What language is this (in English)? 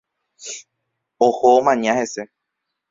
Guarani